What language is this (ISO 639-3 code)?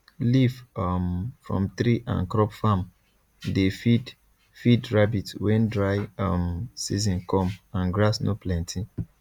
pcm